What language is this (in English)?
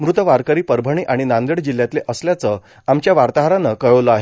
Marathi